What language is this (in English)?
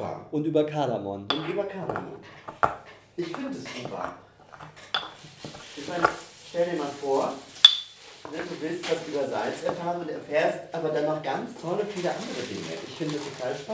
German